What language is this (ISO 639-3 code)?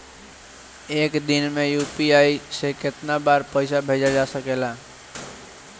bho